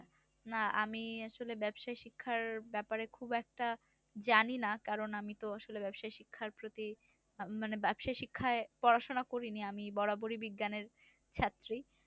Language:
Bangla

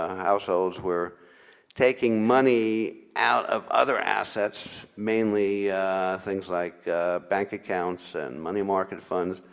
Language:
English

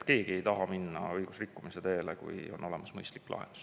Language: Estonian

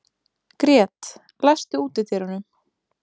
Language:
Icelandic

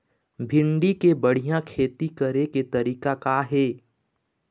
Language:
Chhattisgarhi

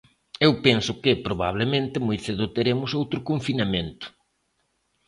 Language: Galician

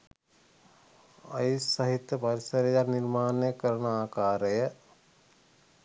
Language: Sinhala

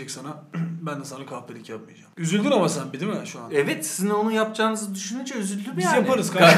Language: Turkish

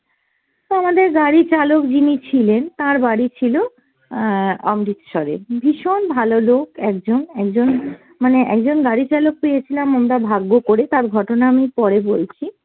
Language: Bangla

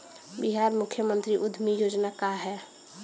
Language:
Bhojpuri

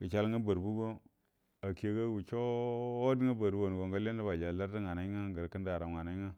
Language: Buduma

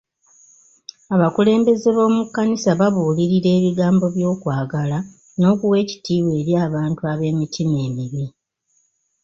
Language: Ganda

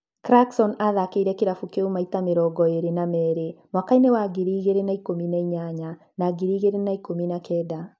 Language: Kikuyu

